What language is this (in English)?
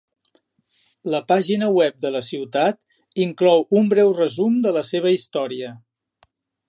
Catalan